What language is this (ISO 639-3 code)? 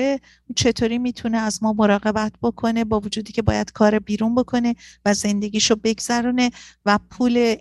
fas